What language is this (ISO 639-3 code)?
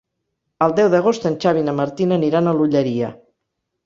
cat